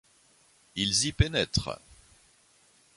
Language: French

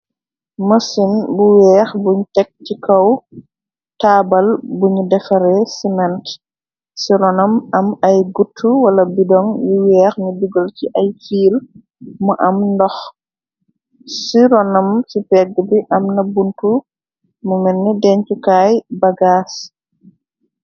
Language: Wolof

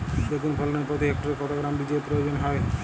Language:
Bangla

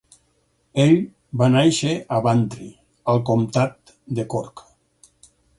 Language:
Catalan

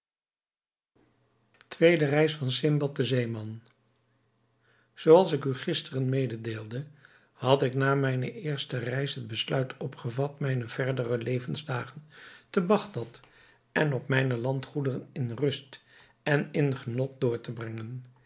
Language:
Dutch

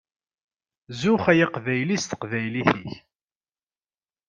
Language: Kabyle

